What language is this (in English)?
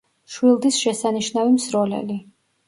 Georgian